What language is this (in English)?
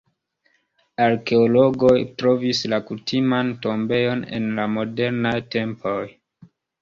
Esperanto